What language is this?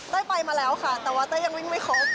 Thai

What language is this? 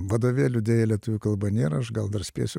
Lithuanian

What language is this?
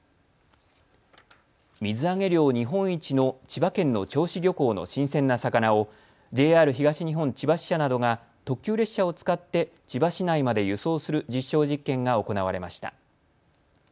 Japanese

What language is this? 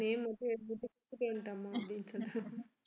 Tamil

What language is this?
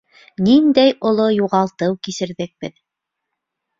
Bashkir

